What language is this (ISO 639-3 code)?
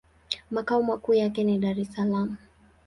swa